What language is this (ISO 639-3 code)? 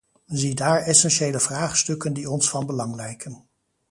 nld